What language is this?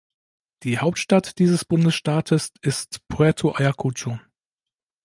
German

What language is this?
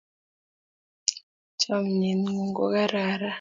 Kalenjin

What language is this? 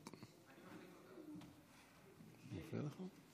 Hebrew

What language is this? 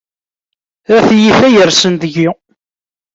Kabyle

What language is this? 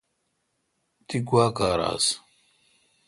Kalkoti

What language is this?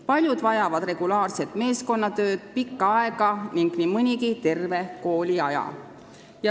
Estonian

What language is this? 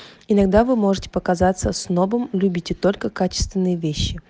Russian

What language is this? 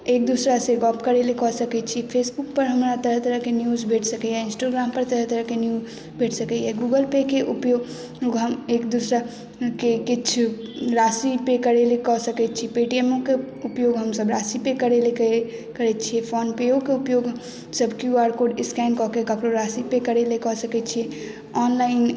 Maithili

